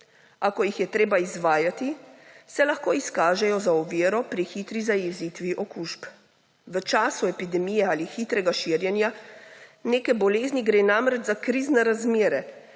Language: Slovenian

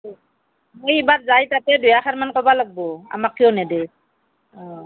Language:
Assamese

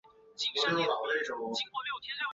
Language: Chinese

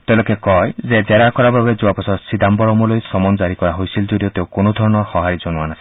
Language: Assamese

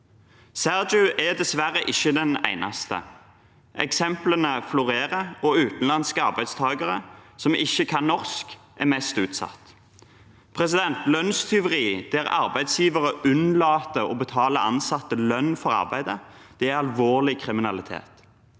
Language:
Norwegian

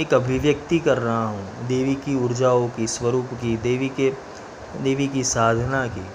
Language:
Hindi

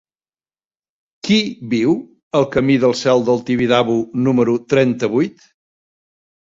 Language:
Catalan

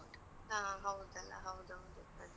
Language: Kannada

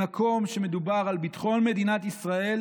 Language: Hebrew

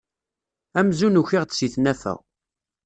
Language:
Kabyle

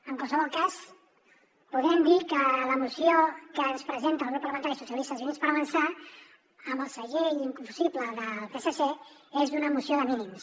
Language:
Catalan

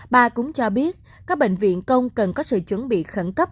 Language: Vietnamese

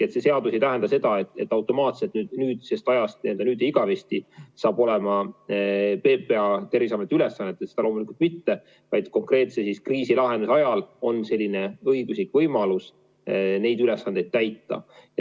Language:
Estonian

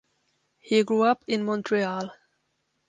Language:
English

